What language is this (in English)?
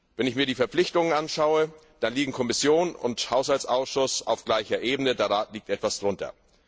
German